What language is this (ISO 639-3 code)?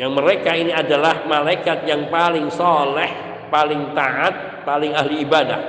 ind